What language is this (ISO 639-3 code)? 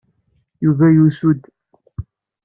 kab